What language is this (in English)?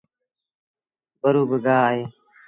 Sindhi Bhil